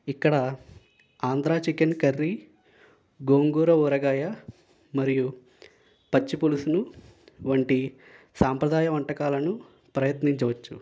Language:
Telugu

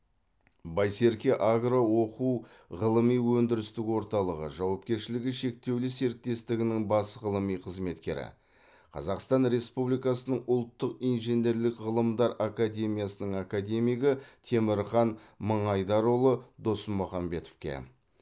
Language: Kazakh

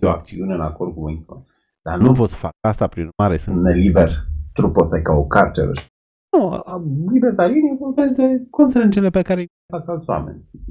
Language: Romanian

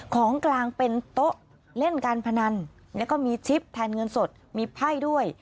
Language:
Thai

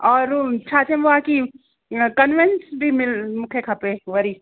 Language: Sindhi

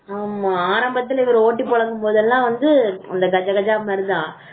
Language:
Tamil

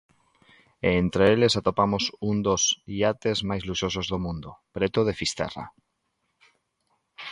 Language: Galician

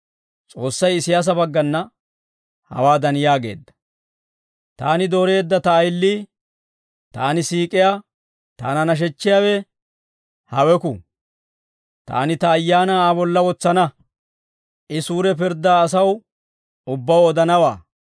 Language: Dawro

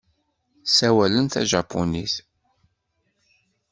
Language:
Kabyle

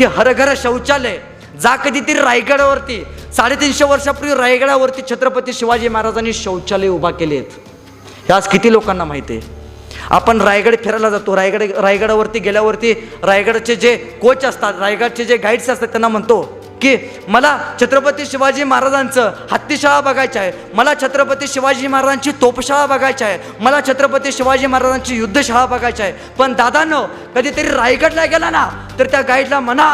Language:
Marathi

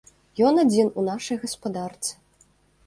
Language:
Belarusian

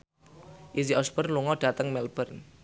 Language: Javanese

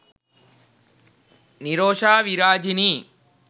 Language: Sinhala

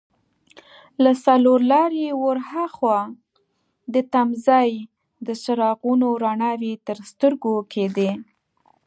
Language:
Pashto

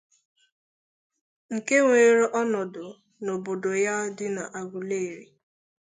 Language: Igbo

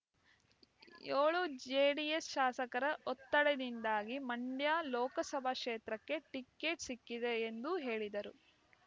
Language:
Kannada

